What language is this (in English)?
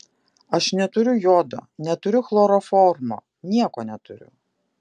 Lithuanian